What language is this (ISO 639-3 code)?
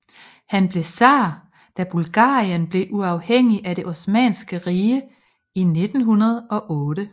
dan